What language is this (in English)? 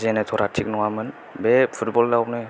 Bodo